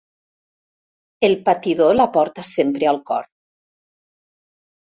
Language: Catalan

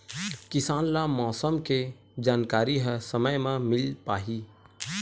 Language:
Chhattisgarhi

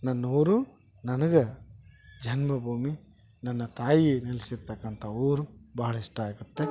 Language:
Kannada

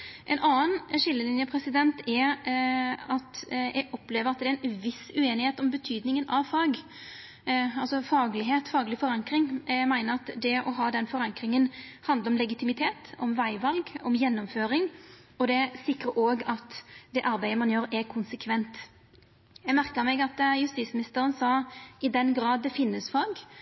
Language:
Norwegian Nynorsk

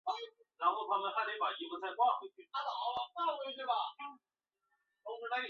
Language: Chinese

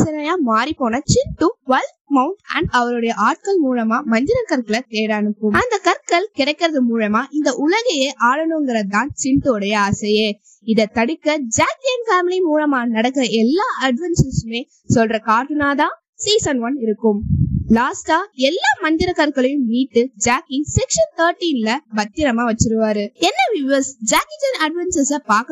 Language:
Tamil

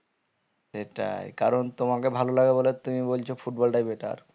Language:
Bangla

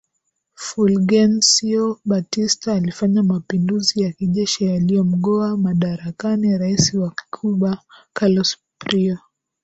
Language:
Swahili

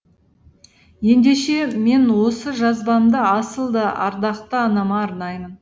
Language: Kazakh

